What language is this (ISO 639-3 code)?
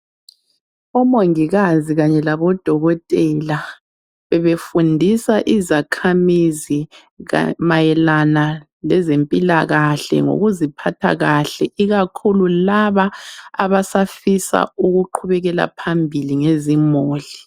nde